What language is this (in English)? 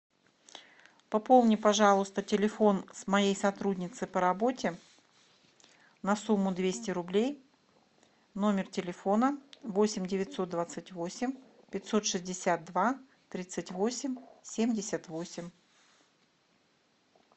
Russian